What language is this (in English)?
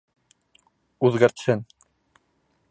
Bashkir